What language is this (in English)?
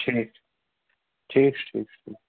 Kashmiri